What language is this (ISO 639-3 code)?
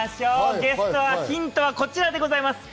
jpn